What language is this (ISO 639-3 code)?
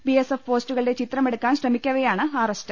mal